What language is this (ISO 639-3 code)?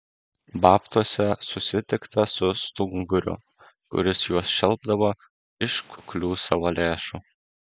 lit